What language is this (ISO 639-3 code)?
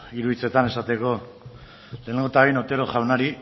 eus